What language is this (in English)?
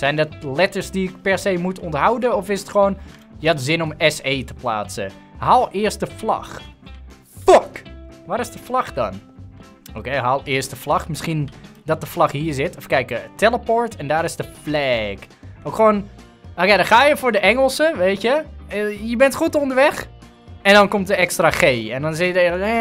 Dutch